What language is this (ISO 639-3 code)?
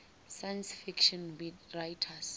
ven